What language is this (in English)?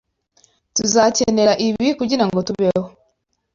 Kinyarwanda